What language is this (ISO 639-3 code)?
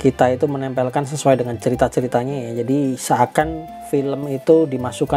ind